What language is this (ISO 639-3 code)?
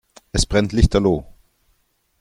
deu